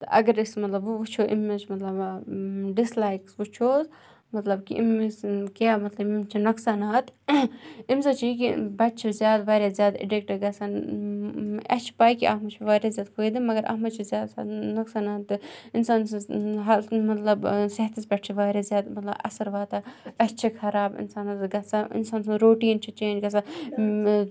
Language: Kashmiri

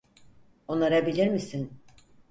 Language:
Turkish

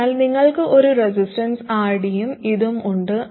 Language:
Malayalam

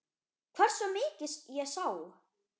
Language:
Icelandic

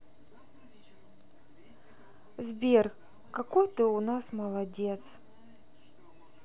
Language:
Russian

